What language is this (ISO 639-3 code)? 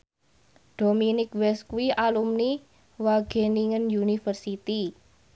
jav